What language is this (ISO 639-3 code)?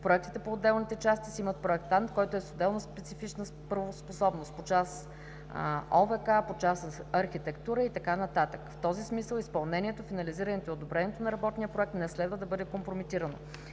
bul